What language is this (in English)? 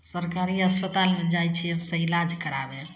Maithili